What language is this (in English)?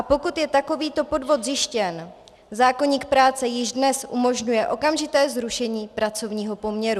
Czech